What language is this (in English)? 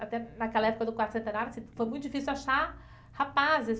Portuguese